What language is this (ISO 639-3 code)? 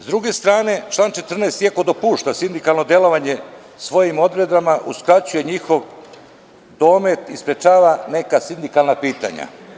srp